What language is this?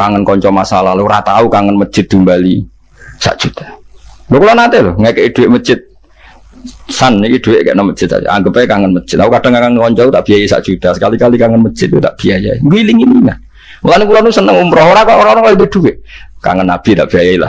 Indonesian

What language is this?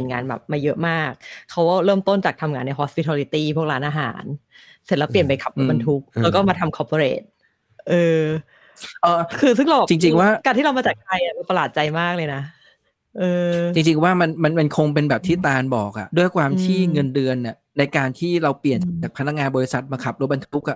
Thai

